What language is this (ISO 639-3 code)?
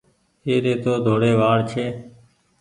gig